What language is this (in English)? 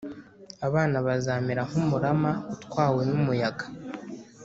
Kinyarwanda